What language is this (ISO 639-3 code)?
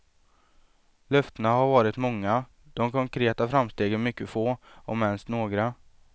swe